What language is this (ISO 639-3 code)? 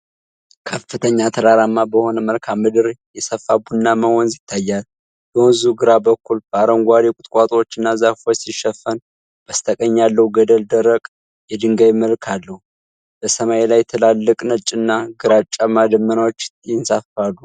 amh